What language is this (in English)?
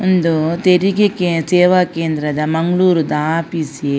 Tulu